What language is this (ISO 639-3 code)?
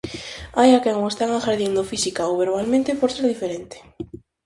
glg